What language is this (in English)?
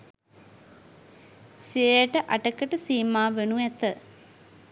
Sinhala